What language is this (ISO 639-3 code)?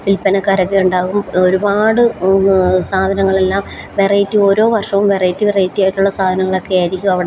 mal